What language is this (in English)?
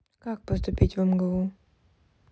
Russian